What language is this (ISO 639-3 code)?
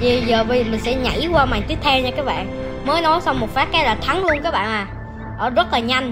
vie